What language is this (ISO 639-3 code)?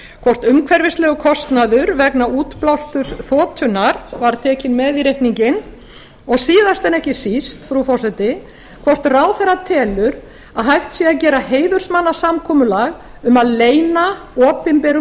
isl